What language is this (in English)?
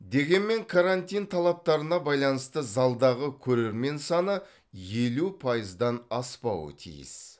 Kazakh